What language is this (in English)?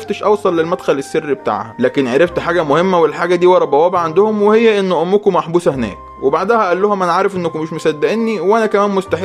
Arabic